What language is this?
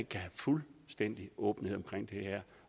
Danish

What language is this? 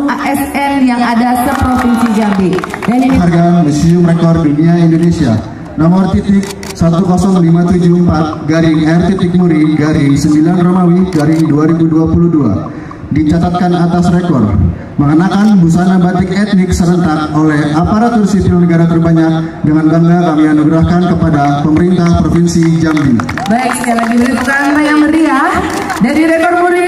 Indonesian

